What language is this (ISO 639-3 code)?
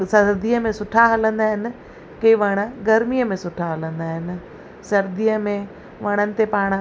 snd